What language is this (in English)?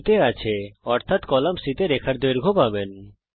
Bangla